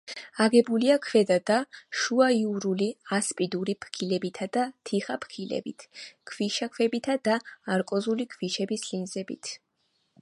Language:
Georgian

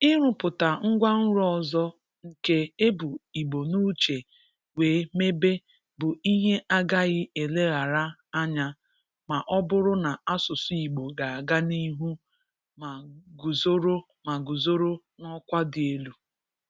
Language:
Igbo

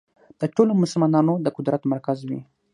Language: Pashto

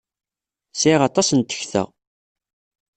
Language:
Kabyle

